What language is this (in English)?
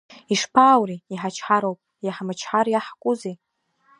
Abkhazian